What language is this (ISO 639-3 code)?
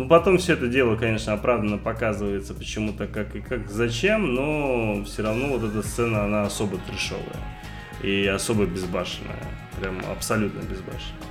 rus